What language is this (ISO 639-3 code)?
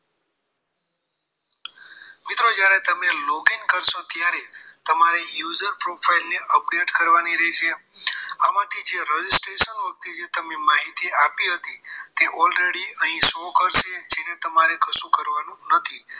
guj